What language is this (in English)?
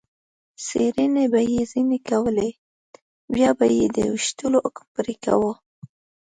Pashto